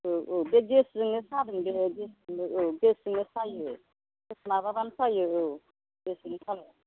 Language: Bodo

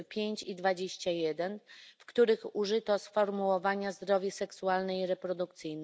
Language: Polish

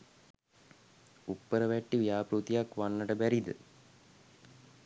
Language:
Sinhala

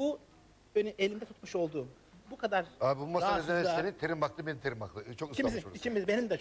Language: Turkish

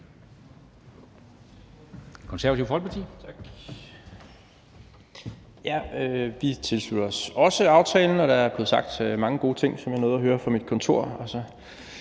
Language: Danish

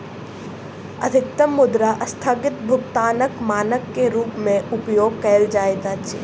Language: Maithili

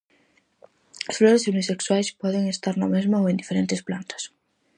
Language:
Galician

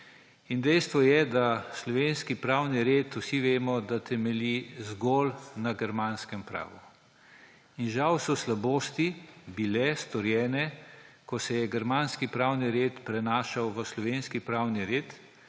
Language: Slovenian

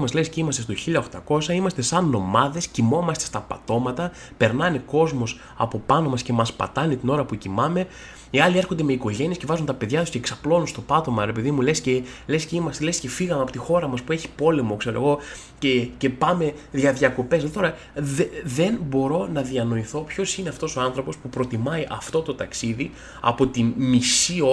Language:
Greek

